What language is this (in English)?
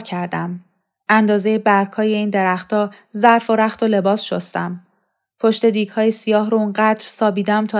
Persian